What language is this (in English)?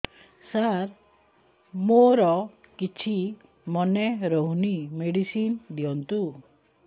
Odia